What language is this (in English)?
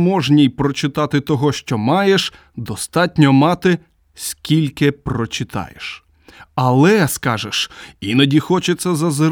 Ukrainian